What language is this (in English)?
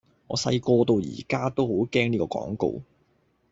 Cantonese